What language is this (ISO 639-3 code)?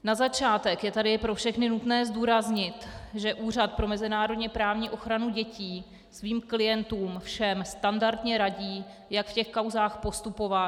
ces